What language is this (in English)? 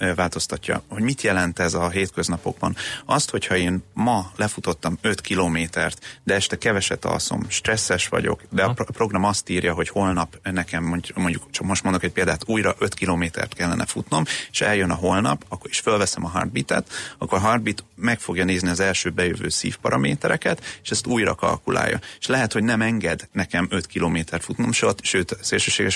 Hungarian